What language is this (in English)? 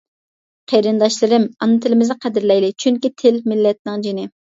Uyghur